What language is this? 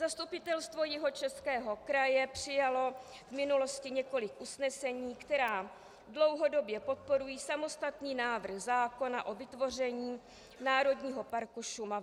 Czech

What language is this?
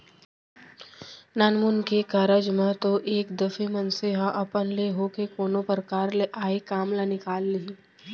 Chhattisgarhi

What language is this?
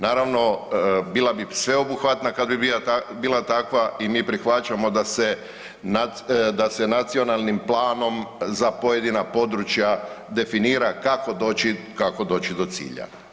Croatian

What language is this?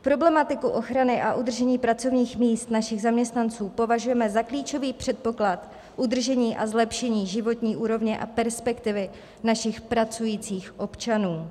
Czech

